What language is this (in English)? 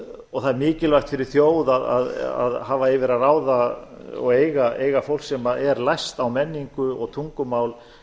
Icelandic